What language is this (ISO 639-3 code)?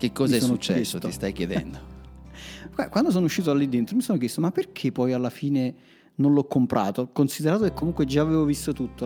ita